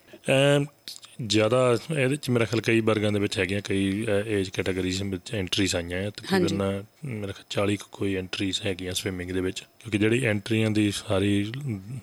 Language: Punjabi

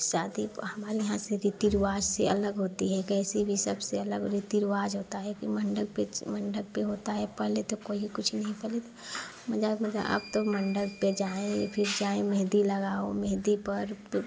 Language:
Hindi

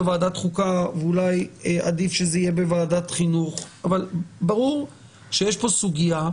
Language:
Hebrew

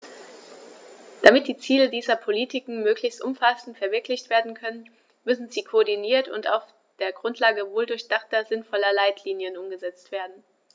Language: German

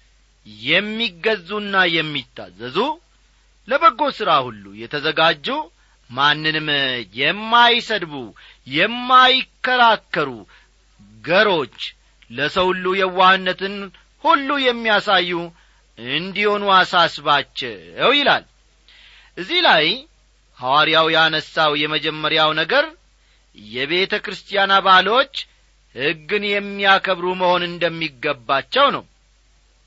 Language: Amharic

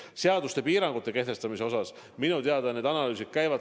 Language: Estonian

